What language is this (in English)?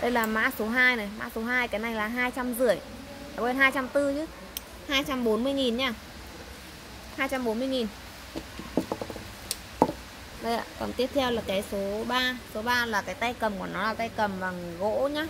Vietnamese